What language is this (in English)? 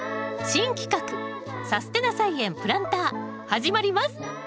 Japanese